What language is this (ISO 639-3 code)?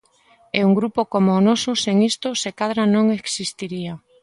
glg